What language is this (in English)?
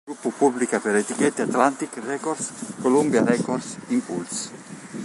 Italian